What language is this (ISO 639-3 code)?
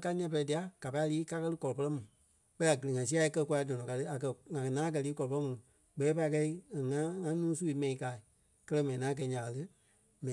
kpe